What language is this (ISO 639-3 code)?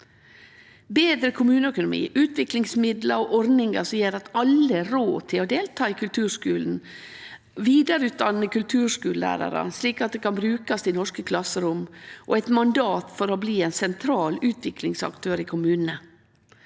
nor